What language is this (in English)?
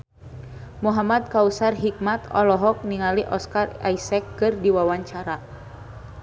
Sundanese